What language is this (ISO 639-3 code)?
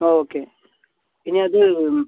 mal